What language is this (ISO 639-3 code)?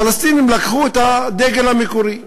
heb